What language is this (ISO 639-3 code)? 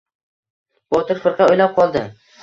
uzb